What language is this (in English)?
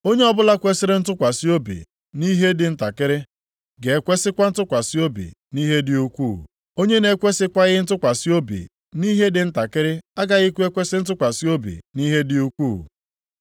Igbo